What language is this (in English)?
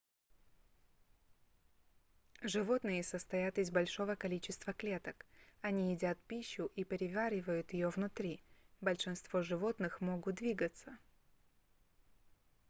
Russian